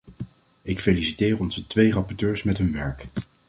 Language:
Dutch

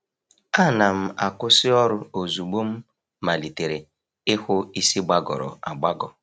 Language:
Igbo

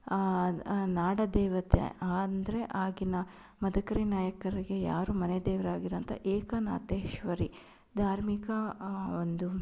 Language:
Kannada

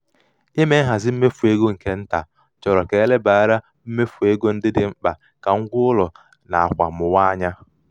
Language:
Igbo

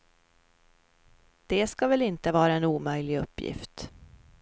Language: Swedish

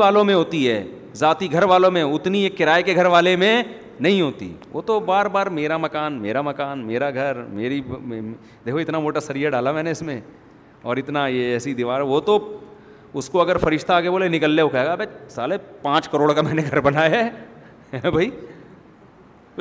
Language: Urdu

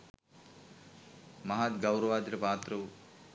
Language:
Sinhala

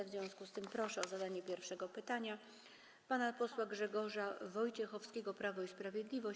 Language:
Polish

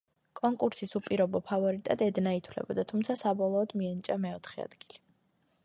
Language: Georgian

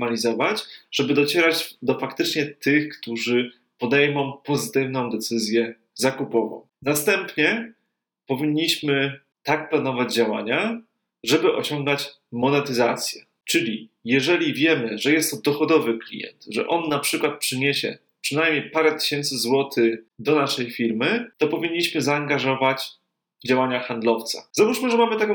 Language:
Polish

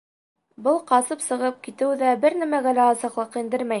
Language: Bashkir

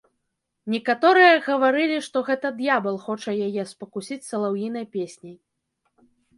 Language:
Belarusian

